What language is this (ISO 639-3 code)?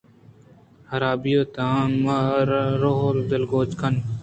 bgp